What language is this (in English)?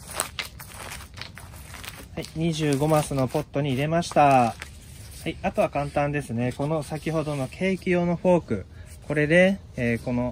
Japanese